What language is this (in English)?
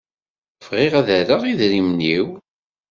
Kabyle